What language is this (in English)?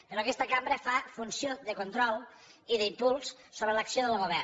Catalan